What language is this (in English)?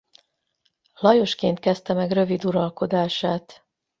Hungarian